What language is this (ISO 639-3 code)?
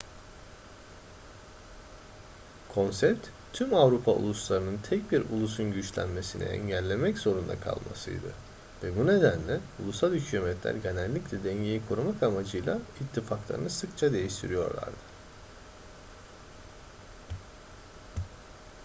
tur